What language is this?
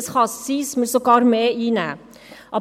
Swiss German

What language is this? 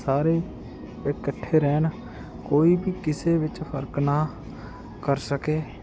Punjabi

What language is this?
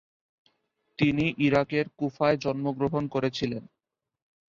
Bangla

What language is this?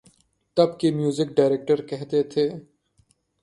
Urdu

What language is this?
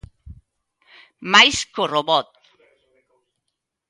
Galician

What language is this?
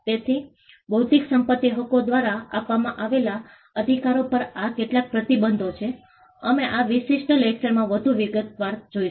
Gujarati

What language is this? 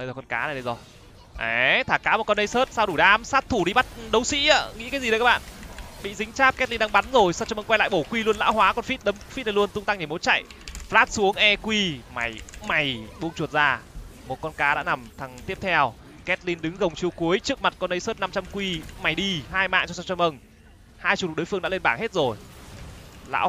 Vietnamese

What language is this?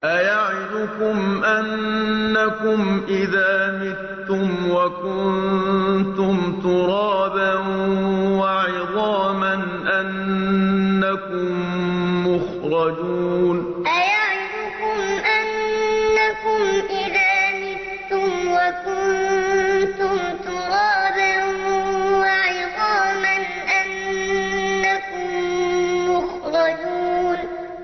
Arabic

